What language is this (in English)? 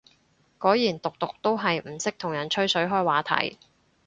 Cantonese